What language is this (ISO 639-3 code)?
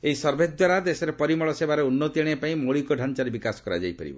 ori